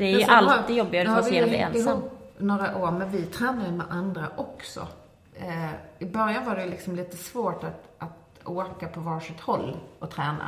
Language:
Swedish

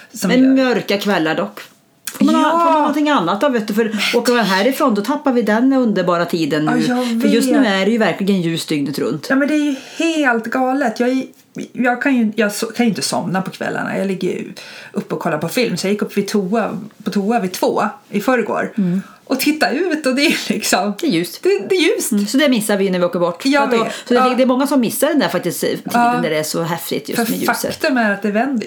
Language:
Swedish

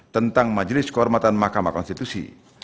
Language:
Indonesian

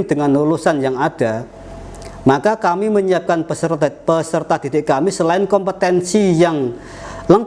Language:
Indonesian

